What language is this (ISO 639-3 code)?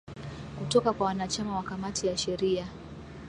swa